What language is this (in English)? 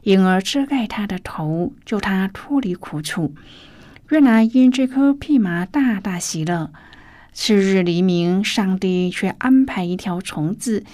Chinese